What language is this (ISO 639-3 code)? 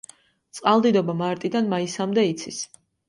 kat